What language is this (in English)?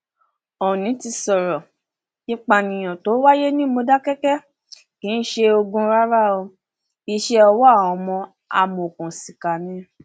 Yoruba